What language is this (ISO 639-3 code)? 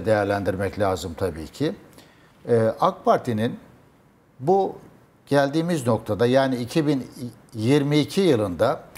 tur